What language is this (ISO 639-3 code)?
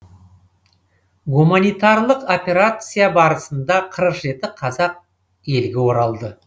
kaz